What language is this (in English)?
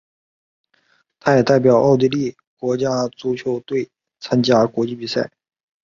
Chinese